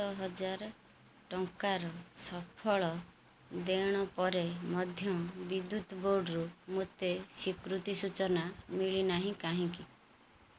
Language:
Odia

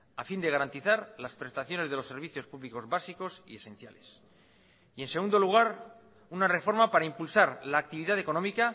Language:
Spanish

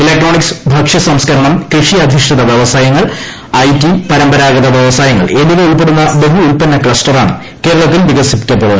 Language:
Malayalam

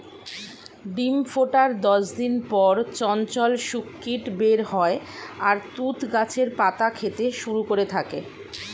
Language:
Bangla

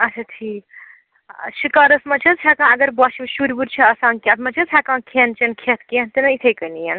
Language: Kashmiri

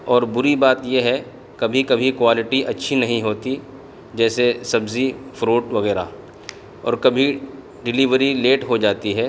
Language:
Urdu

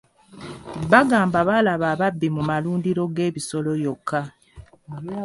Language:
Ganda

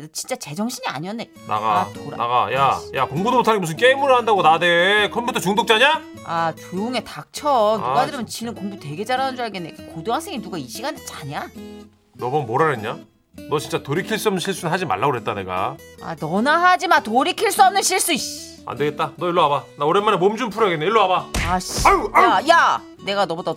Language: Korean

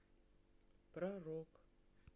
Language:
Russian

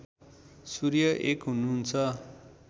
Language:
Nepali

